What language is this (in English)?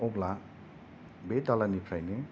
Bodo